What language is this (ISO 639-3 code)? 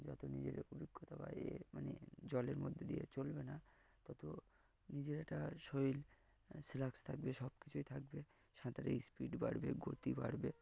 ben